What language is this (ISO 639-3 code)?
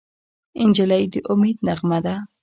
pus